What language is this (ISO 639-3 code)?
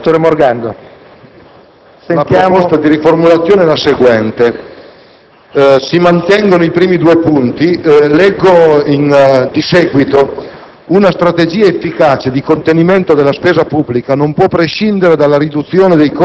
ita